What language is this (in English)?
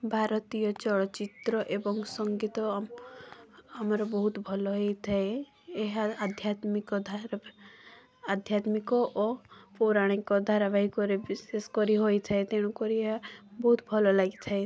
Odia